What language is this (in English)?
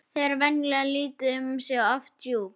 Icelandic